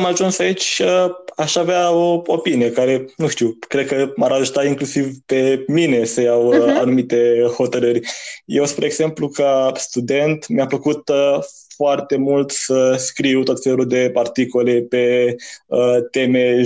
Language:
Romanian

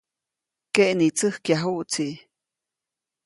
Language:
Copainalá Zoque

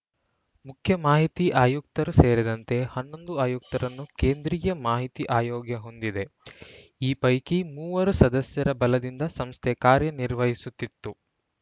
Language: Kannada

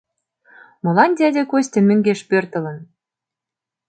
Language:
Mari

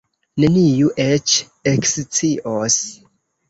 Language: Esperanto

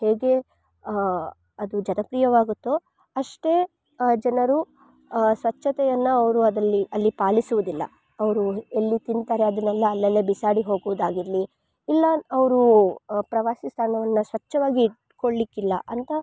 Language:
Kannada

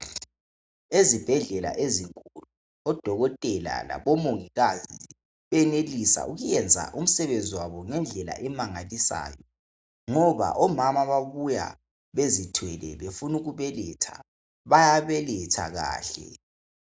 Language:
North Ndebele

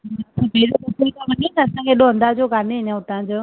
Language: Sindhi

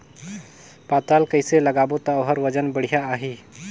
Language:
Chhattisgarhi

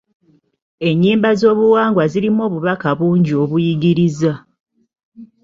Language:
Ganda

